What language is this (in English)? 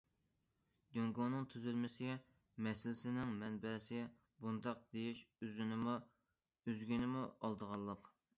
Uyghur